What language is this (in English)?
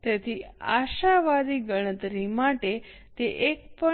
Gujarati